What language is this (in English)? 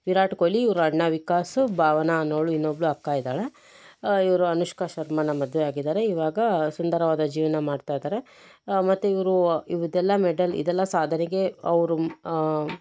Kannada